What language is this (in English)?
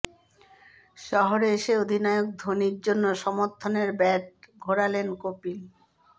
Bangla